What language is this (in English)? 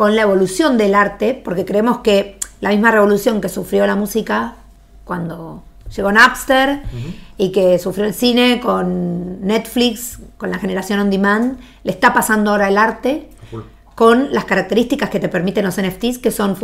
Spanish